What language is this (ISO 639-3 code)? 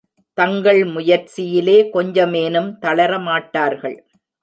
tam